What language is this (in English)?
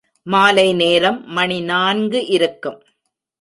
Tamil